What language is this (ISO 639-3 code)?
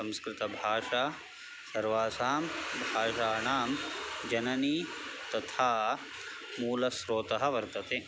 san